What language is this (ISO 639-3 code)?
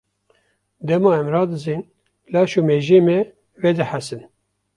kur